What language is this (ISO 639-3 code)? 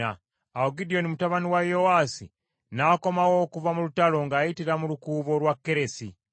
lug